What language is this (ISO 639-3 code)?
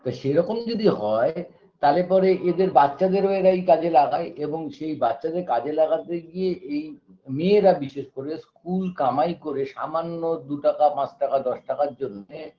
ben